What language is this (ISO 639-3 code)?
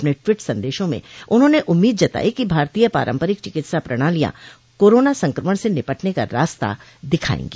hin